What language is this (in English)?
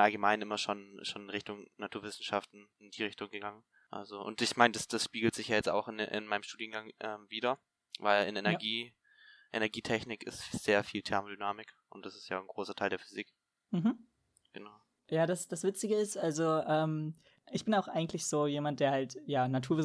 German